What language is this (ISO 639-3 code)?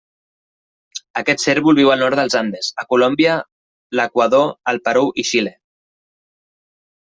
cat